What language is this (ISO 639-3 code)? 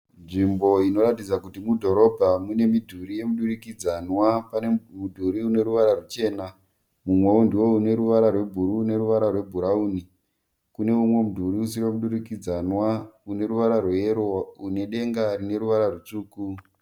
sna